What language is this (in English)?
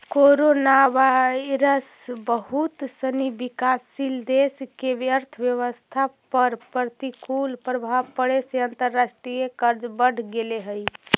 Magahi